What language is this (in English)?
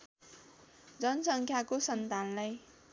Nepali